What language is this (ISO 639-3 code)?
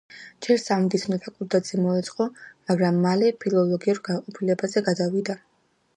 kat